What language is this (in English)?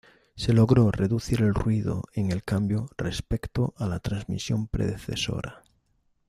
Spanish